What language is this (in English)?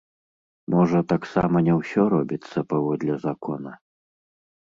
Belarusian